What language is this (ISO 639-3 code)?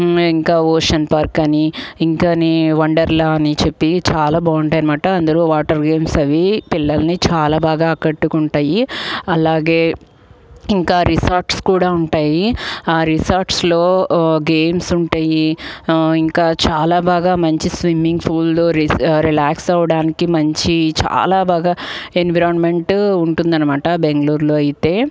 tel